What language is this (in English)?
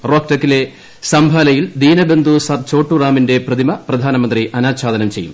Malayalam